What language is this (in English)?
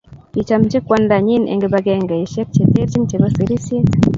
Kalenjin